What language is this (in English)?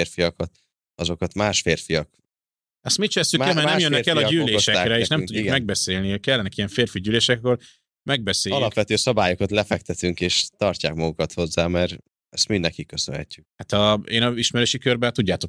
Hungarian